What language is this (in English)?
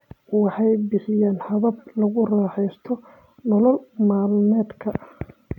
Somali